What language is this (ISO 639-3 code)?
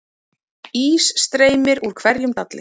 isl